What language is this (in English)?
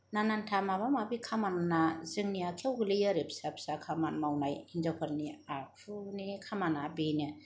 Bodo